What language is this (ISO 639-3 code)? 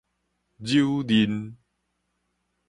nan